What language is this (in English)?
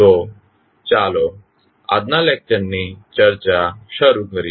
Gujarati